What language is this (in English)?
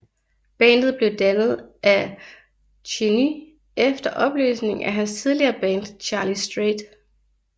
Danish